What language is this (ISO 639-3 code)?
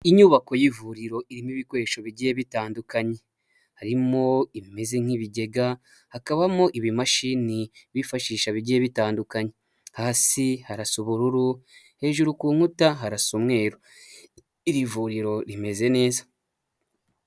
kin